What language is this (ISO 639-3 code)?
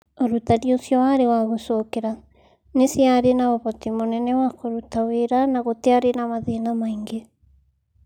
kik